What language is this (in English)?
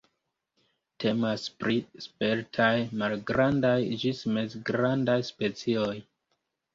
Esperanto